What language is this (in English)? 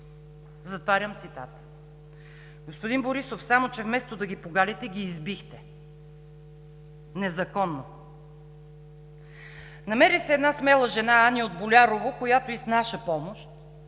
Bulgarian